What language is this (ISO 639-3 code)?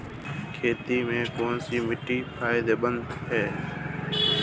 hin